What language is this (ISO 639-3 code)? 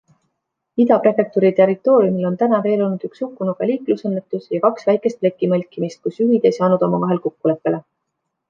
est